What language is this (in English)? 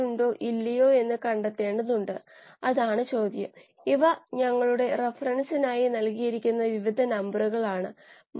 Malayalam